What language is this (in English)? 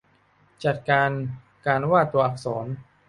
Thai